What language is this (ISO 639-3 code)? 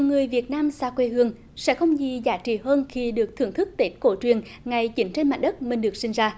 vie